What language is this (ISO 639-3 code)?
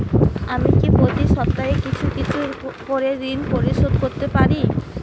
ben